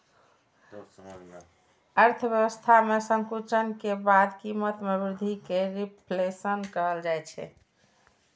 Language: Maithili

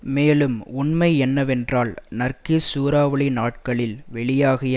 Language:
Tamil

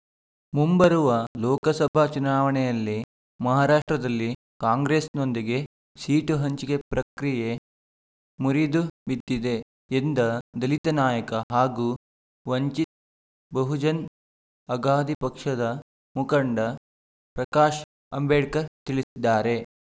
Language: Kannada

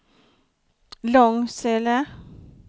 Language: Swedish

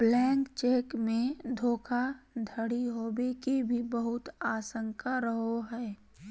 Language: Magahi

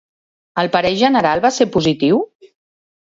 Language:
Catalan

